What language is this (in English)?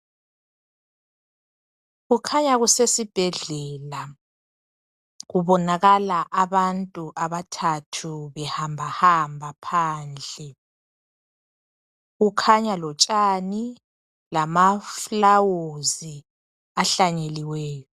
North Ndebele